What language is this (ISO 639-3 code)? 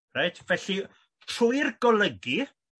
cym